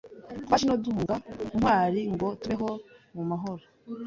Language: Kinyarwanda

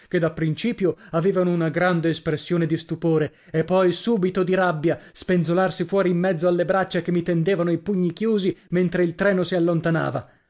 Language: Italian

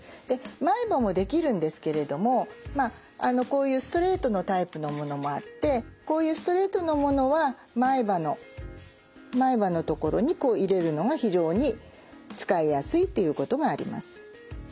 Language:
Japanese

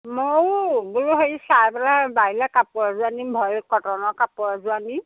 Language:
Assamese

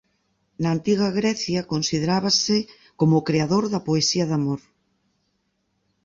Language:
Galician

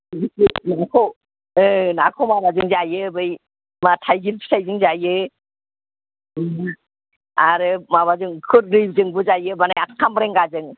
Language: Bodo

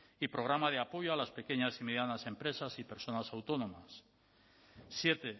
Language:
Spanish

